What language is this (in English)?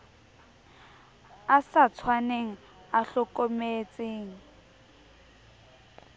Southern Sotho